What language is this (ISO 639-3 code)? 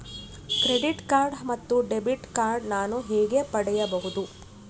kan